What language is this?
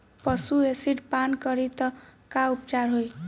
Bhojpuri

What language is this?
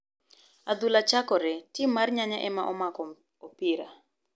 Luo (Kenya and Tanzania)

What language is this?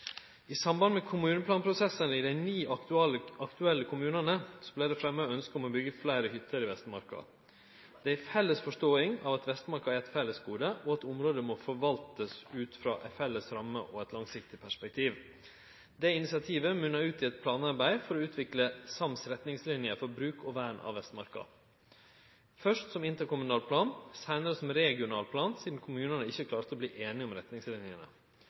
Norwegian Nynorsk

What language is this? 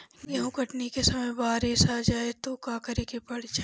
Bhojpuri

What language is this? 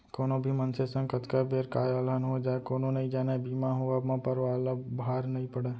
Chhattisgarhi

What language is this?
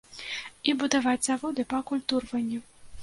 Belarusian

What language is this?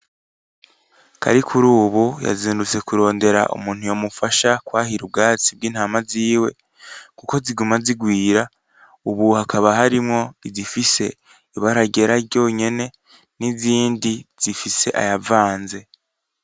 Rundi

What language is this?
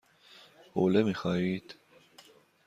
Persian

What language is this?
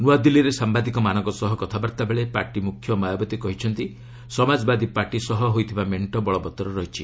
Odia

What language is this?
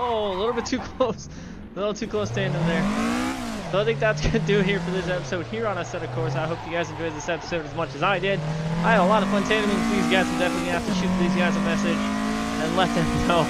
English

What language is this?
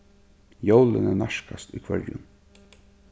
Faroese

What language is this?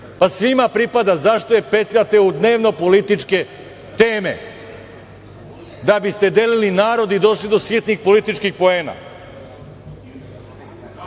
Serbian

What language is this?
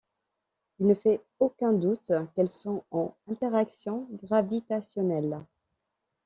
French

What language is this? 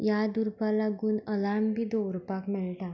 Konkani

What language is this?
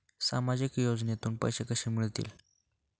Marathi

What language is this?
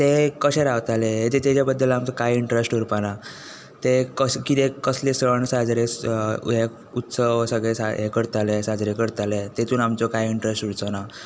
Konkani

